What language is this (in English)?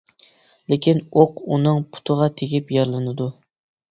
Uyghur